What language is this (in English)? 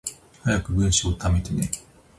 Japanese